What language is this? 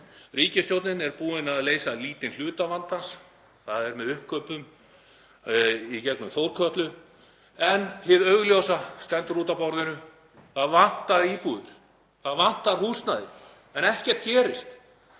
Icelandic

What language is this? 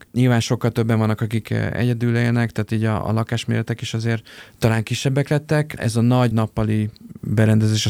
Hungarian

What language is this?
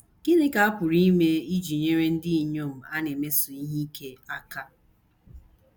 Igbo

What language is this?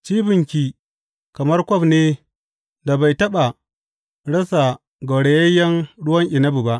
Hausa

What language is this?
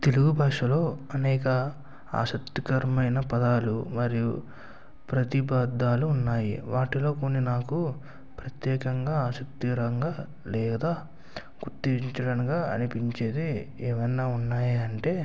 Telugu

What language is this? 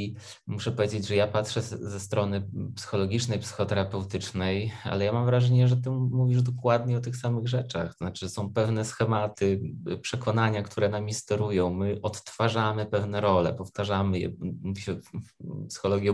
Polish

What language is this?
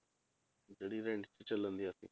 Punjabi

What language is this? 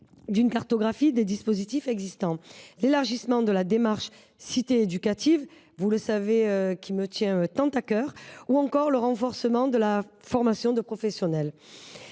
French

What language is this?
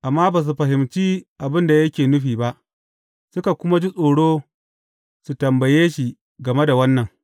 Hausa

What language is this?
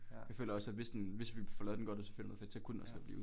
Danish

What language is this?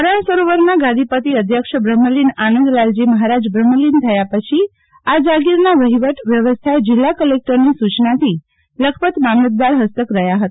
Gujarati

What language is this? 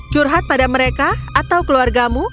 Indonesian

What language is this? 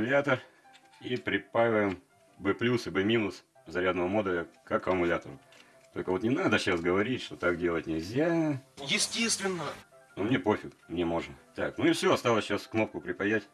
Russian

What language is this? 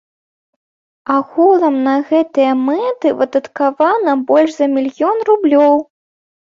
Belarusian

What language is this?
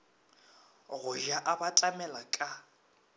Northern Sotho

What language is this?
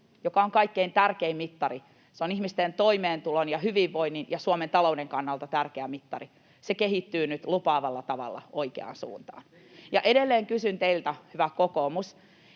Finnish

